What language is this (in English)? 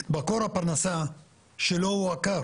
Hebrew